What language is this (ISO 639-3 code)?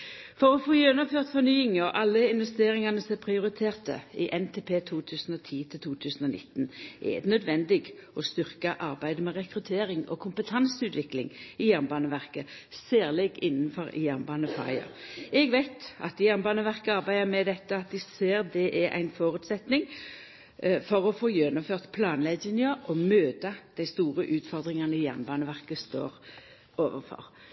nno